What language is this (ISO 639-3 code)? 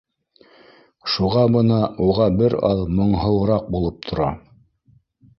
bak